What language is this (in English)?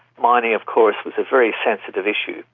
English